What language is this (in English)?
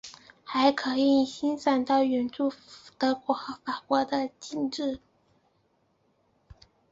Chinese